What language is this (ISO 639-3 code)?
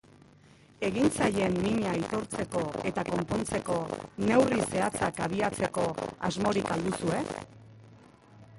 eus